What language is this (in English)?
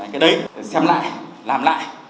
Vietnamese